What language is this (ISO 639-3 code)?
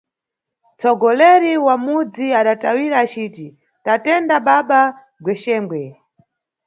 nyu